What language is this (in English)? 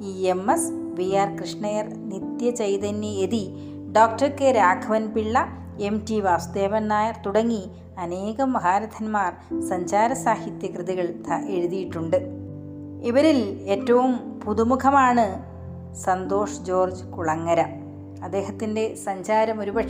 Malayalam